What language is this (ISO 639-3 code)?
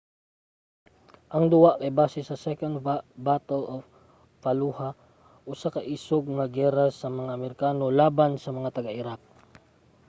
ceb